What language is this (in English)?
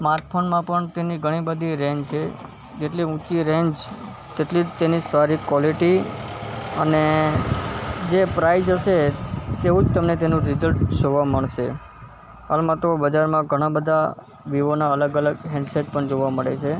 Gujarati